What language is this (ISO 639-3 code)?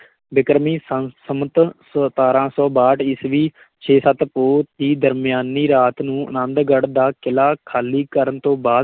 pan